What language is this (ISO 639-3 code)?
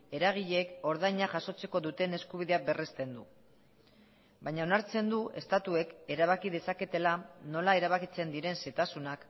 eus